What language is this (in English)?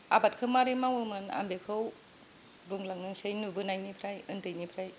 Bodo